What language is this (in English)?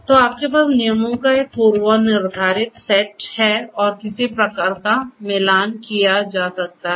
Hindi